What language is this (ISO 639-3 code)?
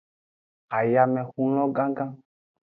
ajg